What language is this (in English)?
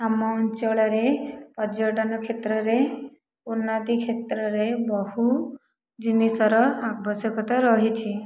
Odia